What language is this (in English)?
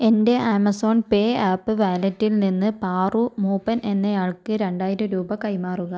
Malayalam